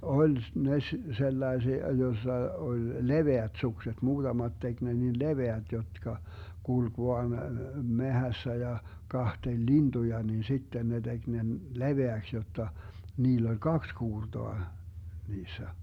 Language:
Finnish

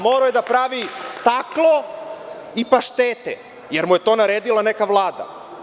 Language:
Serbian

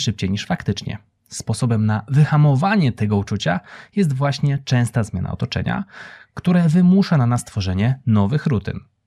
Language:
Polish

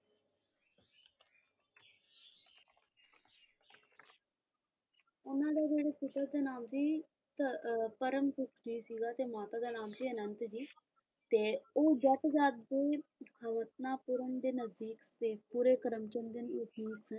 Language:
Punjabi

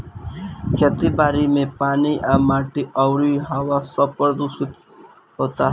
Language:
Bhojpuri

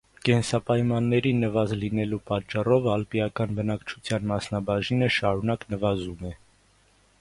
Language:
Armenian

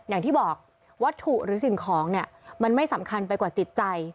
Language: Thai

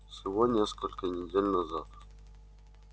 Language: Russian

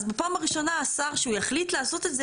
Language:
Hebrew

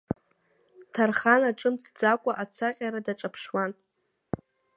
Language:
Abkhazian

